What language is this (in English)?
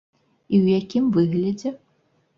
Belarusian